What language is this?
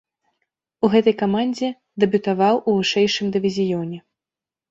Belarusian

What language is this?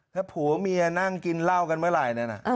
Thai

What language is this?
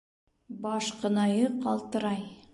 Bashkir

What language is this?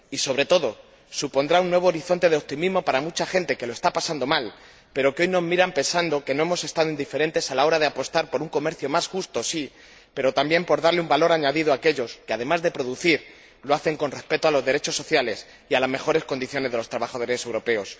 Spanish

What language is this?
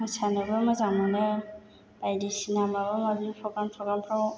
Bodo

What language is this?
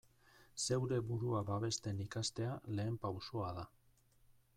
Basque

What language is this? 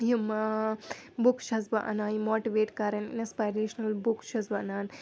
Kashmiri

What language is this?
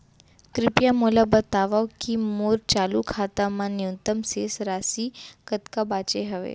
Chhattisgarhi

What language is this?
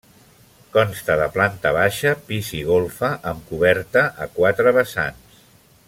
Catalan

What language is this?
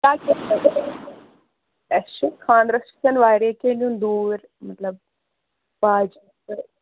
Kashmiri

